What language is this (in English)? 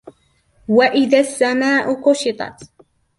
Arabic